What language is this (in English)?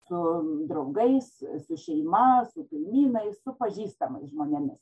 Lithuanian